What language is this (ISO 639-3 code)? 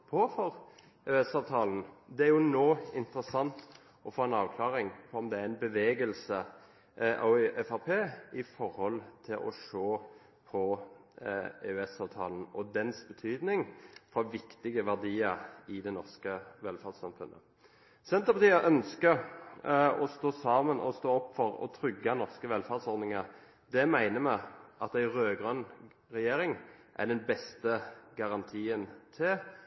nob